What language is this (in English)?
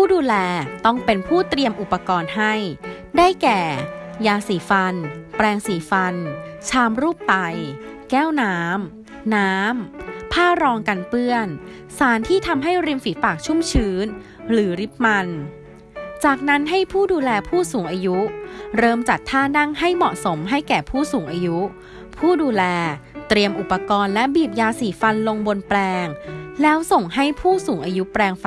Thai